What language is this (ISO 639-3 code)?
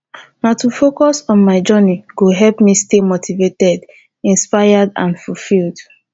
pcm